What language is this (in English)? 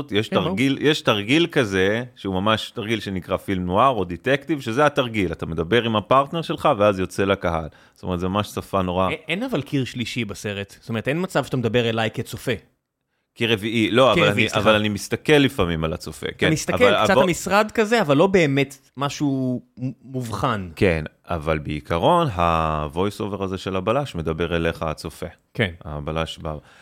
Hebrew